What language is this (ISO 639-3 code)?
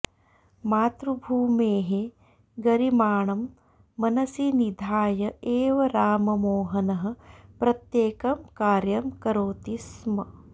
san